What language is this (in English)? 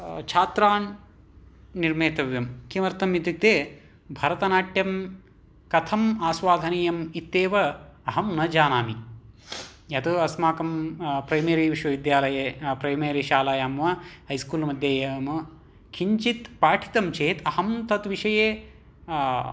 Sanskrit